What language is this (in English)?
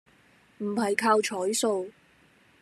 Cantonese